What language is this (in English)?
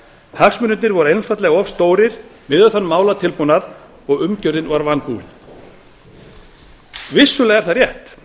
Icelandic